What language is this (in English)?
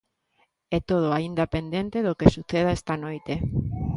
Galician